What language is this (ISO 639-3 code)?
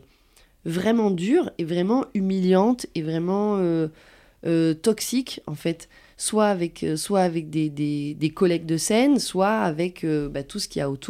fra